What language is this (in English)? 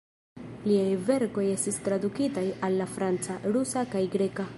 Esperanto